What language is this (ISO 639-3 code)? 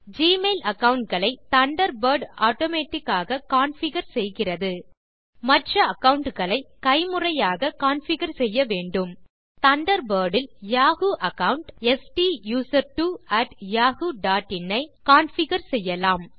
tam